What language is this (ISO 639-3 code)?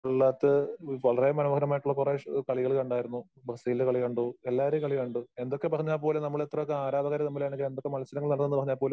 mal